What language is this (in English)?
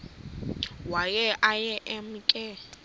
Xhosa